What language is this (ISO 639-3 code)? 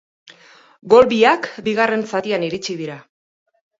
eus